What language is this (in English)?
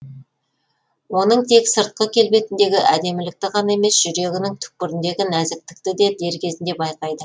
Kazakh